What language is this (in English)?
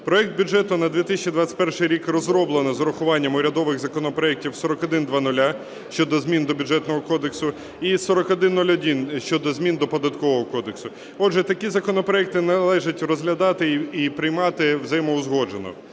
Ukrainian